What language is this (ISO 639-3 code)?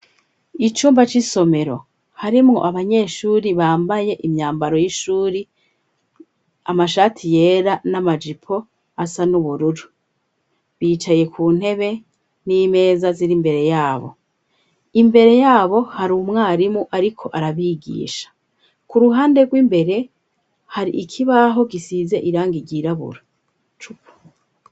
run